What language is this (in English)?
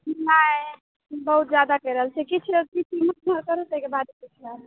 Maithili